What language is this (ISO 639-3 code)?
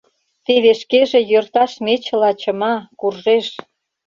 chm